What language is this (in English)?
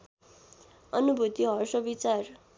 Nepali